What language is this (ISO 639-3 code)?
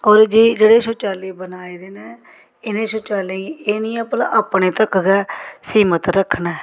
doi